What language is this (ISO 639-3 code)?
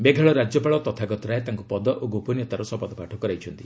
ori